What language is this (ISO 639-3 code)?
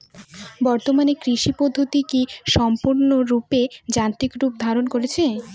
ben